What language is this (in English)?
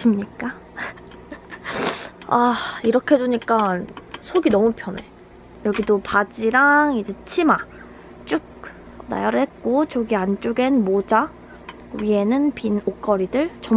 Korean